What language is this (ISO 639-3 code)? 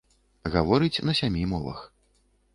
bel